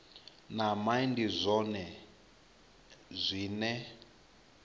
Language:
Venda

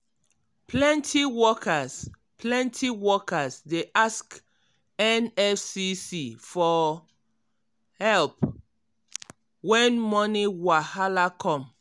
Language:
Nigerian Pidgin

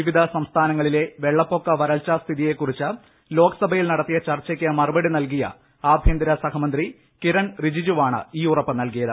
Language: Malayalam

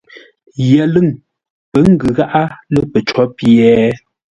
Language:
Ngombale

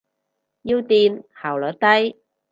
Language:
Cantonese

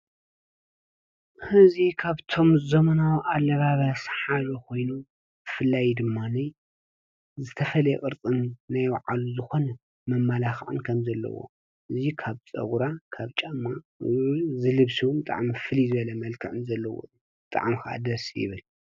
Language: Tigrinya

